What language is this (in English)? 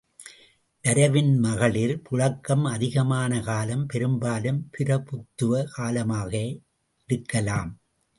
Tamil